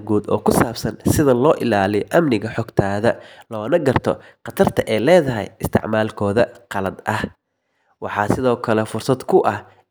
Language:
Somali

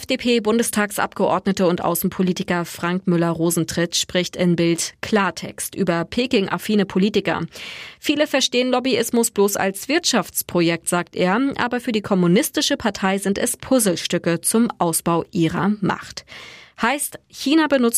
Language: German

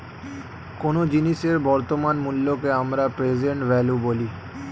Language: Bangla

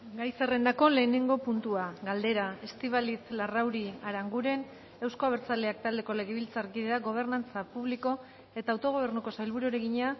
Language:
Basque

